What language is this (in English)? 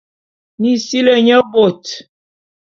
Bulu